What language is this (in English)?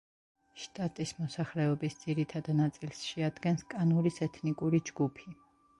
Georgian